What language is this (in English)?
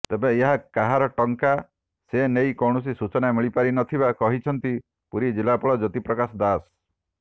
Odia